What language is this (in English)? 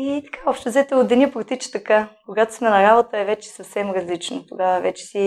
Bulgarian